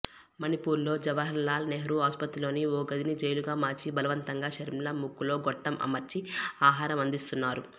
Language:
Telugu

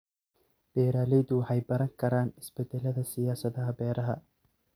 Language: Somali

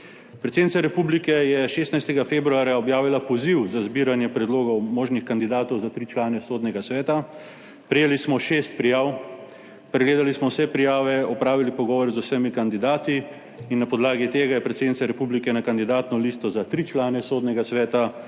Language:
Slovenian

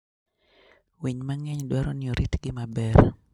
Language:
Luo (Kenya and Tanzania)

